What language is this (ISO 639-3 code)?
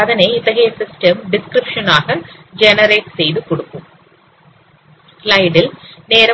tam